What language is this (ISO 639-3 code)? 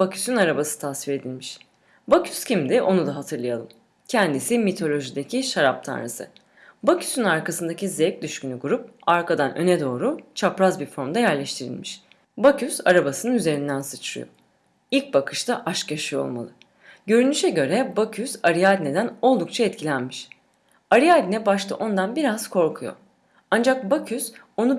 tur